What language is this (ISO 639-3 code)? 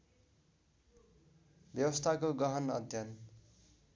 nep